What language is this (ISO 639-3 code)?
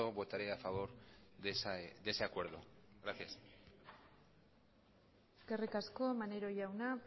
spa